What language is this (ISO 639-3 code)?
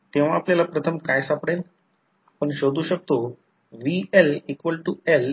mar